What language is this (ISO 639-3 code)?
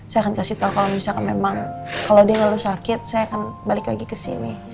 ind